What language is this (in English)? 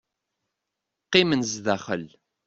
Kabyle